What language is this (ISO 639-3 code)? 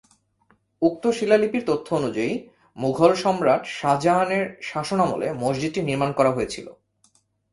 ben